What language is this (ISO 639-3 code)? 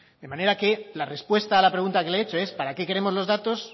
spa